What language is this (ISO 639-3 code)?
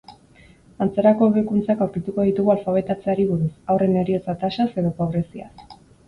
eus